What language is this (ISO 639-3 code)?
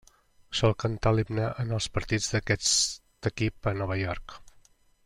cat